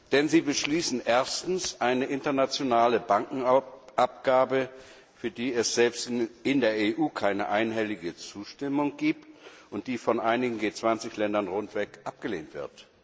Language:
German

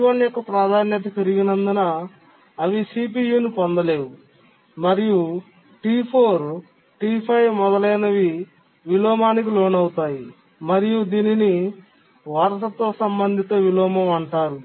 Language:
Telugu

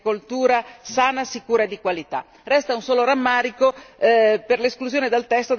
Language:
Italian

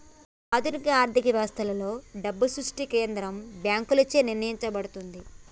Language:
Telugu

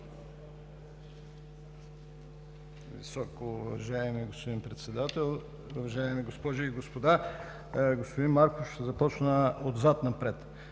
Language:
Bulgarian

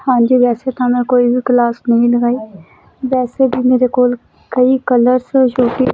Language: Punjabi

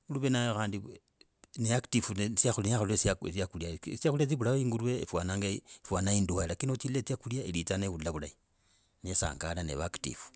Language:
Logooli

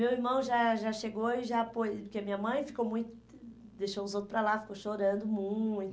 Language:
Portuguese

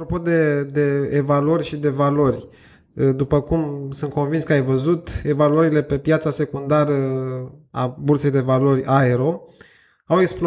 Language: Romanian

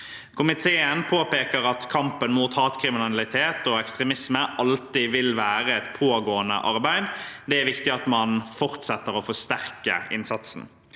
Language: Norwegian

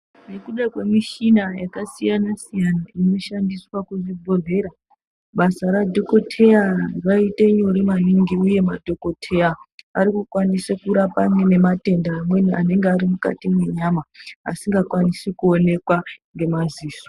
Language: Ndau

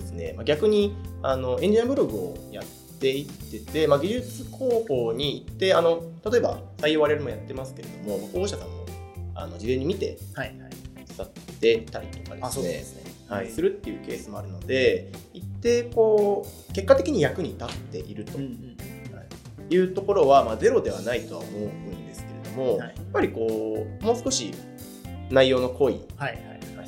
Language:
Japanese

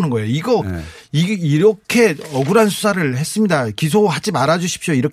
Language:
Korean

